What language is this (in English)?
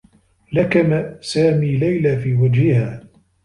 Arabic